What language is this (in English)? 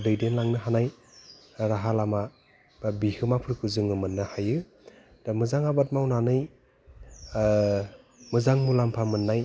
Bodo